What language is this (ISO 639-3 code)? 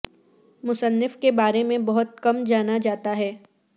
urd